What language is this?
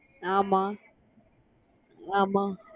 Tamil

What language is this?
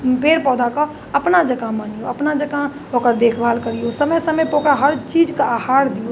Maithili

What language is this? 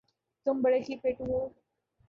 Urdu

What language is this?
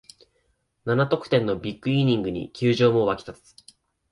Japanese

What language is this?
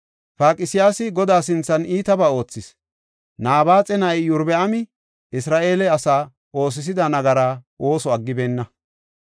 Gofa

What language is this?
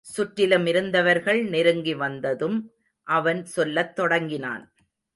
Tamil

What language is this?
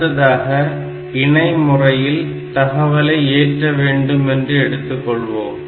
Tamil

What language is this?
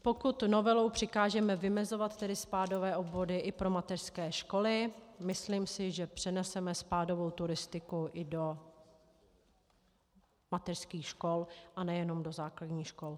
Czech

